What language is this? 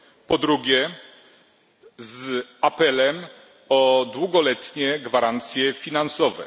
Polish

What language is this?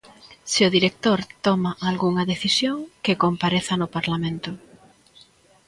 Galician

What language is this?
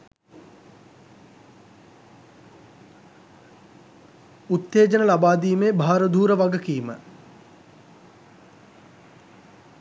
Sinhala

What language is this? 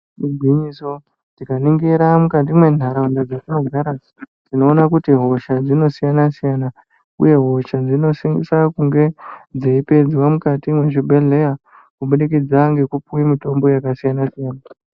Ndau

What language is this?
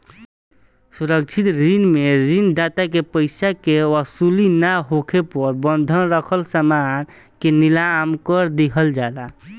Bhojpuri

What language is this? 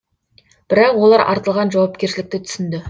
Kazakh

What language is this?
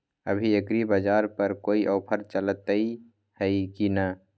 Magahi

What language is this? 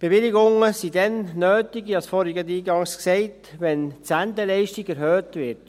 Swiss German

